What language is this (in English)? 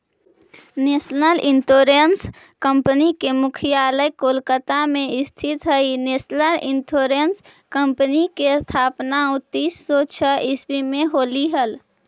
Magahi